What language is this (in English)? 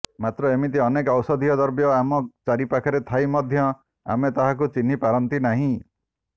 Odia